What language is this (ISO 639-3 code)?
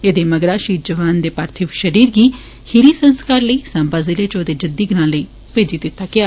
doi